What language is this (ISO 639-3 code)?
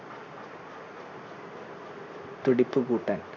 mal